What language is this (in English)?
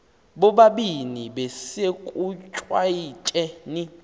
Xhosa